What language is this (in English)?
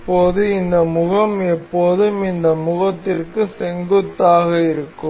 Tamil